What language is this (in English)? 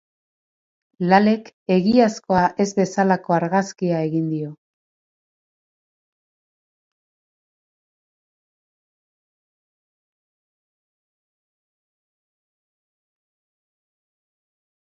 Basque